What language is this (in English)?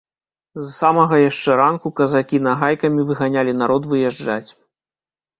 Belarusian